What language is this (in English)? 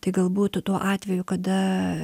Lithuanian